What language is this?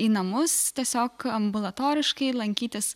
Lithuanian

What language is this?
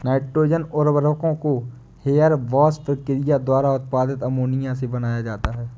Hindi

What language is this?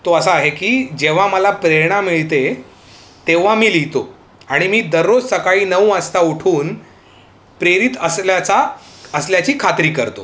Marathi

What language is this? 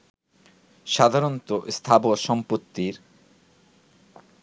Bangla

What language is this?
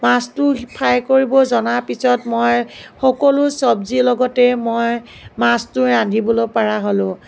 Assamese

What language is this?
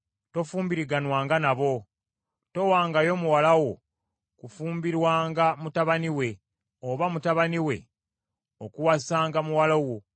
Ganda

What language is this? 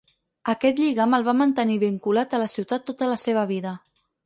Catalan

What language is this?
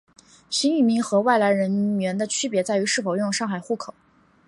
Chinese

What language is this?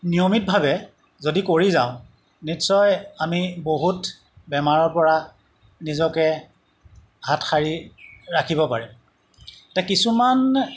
Assamese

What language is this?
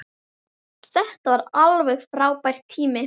Icelandic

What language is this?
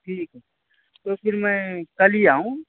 Urdu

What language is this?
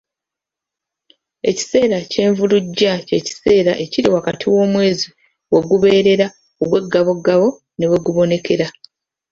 Ganda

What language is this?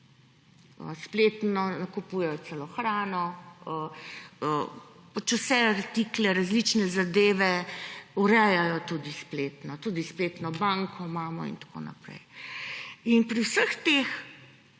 Slovenian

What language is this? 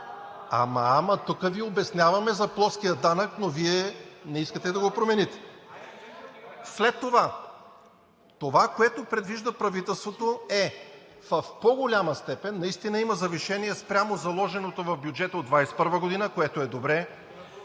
Bulgarian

